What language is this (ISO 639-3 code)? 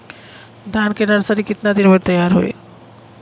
bho